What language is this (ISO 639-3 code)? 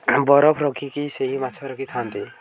ori